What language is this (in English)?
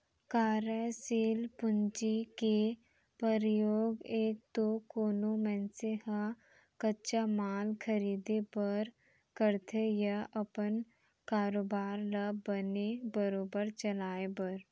Chhattisgarhi